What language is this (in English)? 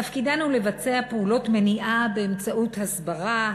Hebrew